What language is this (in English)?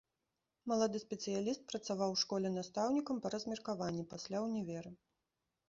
Belarusian